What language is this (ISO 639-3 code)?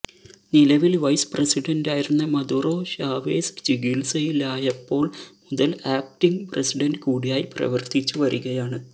mal